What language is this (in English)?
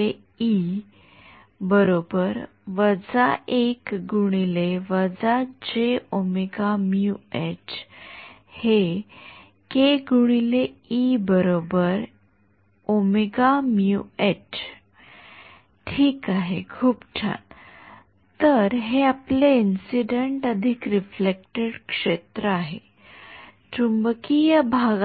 Marathi